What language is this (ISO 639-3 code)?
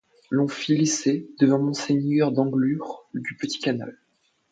fra